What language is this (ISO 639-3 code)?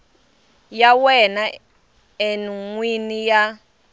tso